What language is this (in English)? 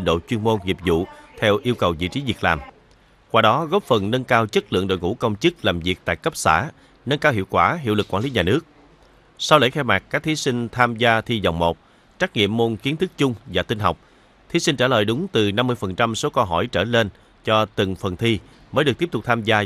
Vietnamese